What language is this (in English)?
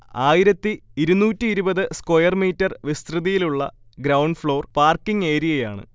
Malayalam